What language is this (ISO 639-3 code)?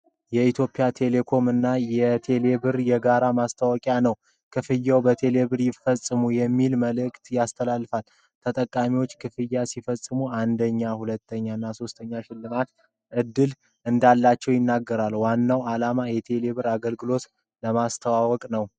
amh